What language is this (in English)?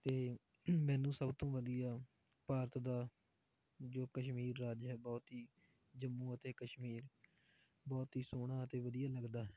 Punjabi